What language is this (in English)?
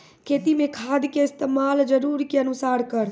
Maithili